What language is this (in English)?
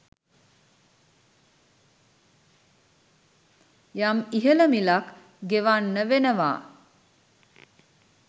Sinhala